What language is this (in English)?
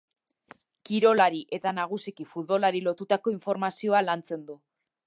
Basque